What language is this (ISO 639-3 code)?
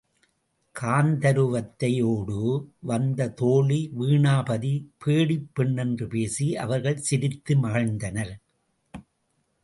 tam